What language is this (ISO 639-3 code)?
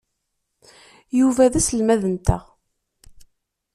kab